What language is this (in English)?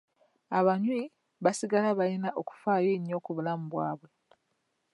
Ganda